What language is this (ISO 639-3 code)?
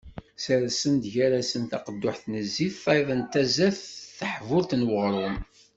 kab